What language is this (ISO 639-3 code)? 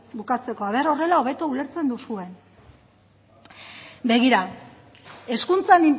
eus